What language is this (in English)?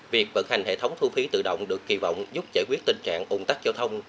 Vietnamese